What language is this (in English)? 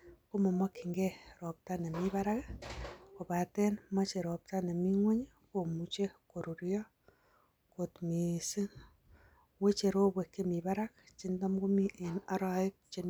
Kalenjin